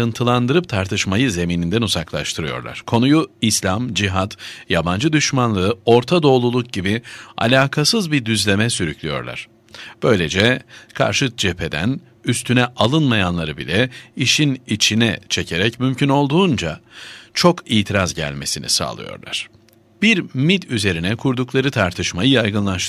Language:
Turkish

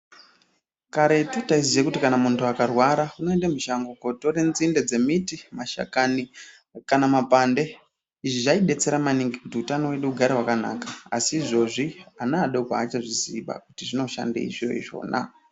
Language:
Ndau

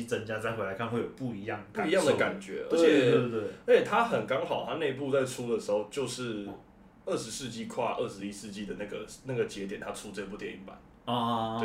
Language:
Chinese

